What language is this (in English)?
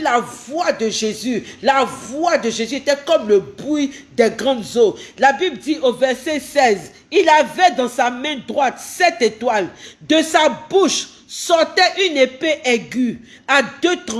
French